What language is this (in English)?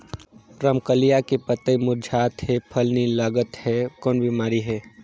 Chhattisgarhi